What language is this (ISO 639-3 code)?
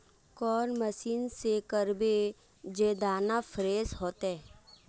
mag